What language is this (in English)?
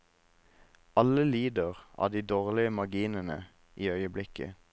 Norwegian